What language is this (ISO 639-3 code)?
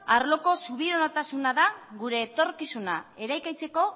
eus